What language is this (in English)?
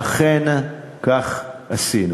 Hebrew